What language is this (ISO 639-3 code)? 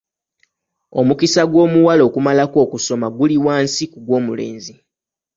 lug